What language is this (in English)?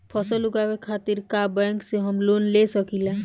Bhojpuri